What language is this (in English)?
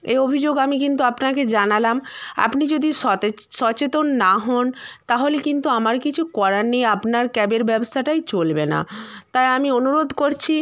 Bangla